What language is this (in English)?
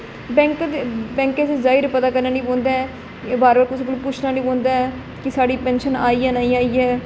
Dogri